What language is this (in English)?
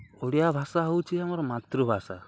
Odia